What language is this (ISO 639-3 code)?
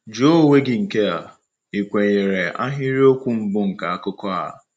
ibo